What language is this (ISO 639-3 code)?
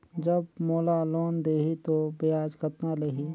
hne